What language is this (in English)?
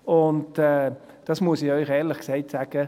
Swiss German